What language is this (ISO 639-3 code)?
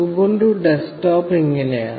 mal